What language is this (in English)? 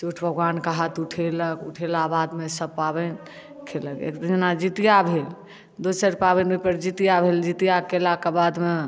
Maithili